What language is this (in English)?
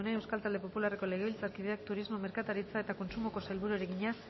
Basque